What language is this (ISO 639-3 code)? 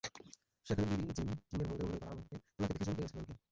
ben